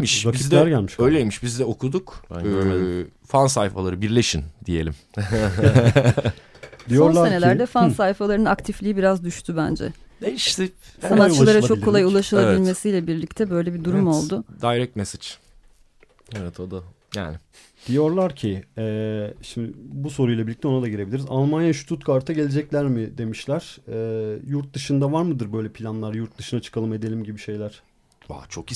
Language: Turkish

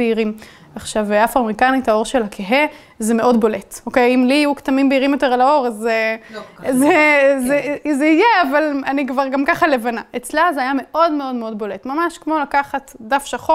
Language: Hebrew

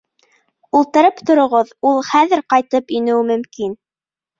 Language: Bashkir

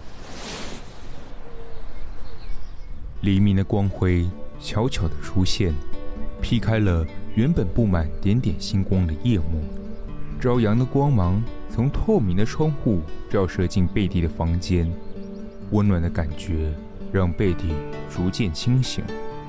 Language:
Chinese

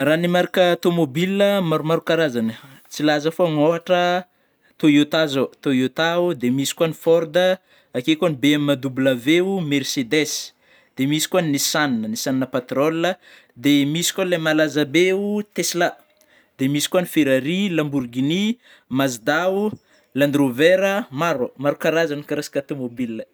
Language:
Northern Betsimisaraka Malagasy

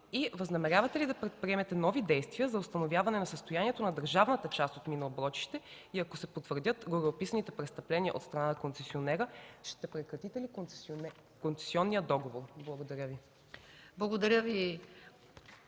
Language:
Bulgarian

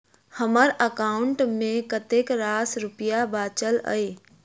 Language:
Maithili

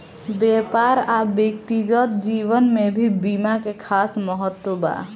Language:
Bhojpuri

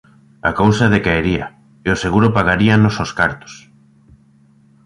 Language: Galician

